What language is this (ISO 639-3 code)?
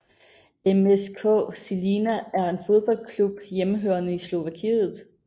dan